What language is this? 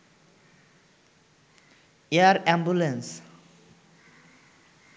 Bangla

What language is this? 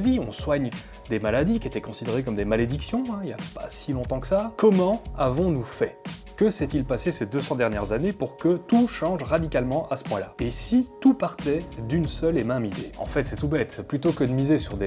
French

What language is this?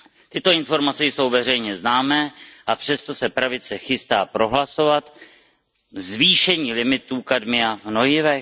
Czech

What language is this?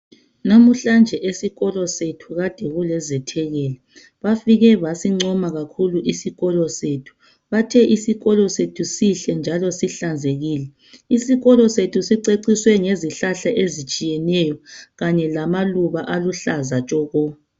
North Ndebele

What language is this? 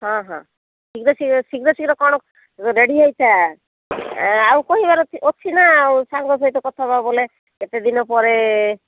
Odia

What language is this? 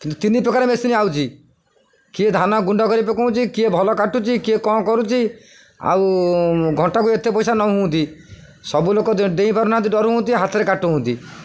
Odia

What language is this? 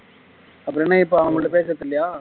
Tamil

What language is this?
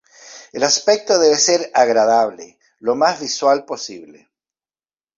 Spanish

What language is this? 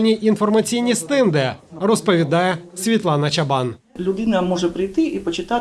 Ukrainian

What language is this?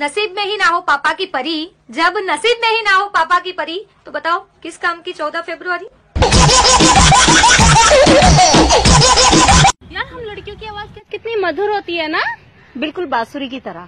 Hindi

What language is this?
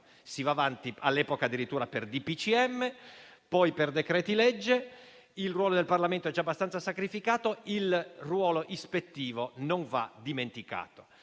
Italian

